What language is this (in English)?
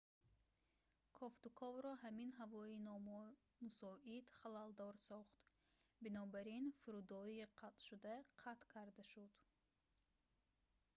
Tajik